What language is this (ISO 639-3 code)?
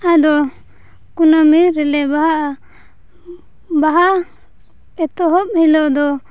sat